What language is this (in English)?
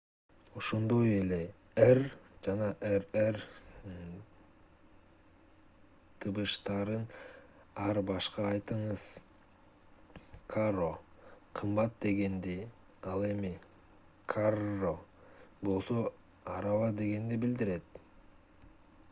Kyrgyz